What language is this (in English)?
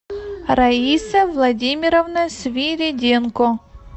Russian